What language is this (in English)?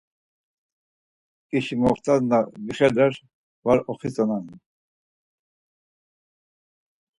Laz